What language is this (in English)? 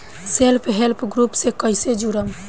Bhojpuri